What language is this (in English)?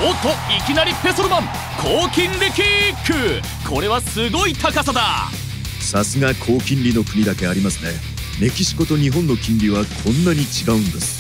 Japanese